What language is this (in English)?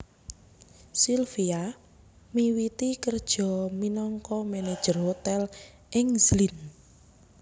Javanese